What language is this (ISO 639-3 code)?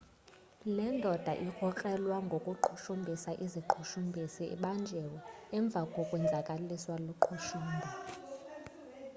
xho